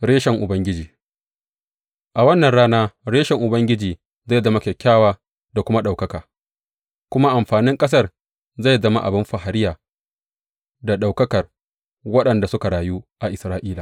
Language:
Hausa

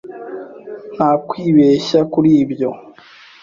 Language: Kinyarwanda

